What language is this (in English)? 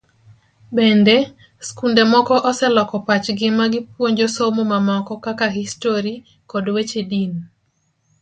Luo (Kenya and Tanzania)